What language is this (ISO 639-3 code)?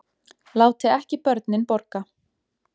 isl